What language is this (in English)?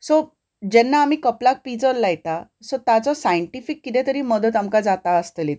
Konkani